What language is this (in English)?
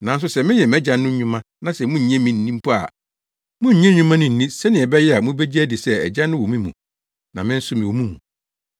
Akan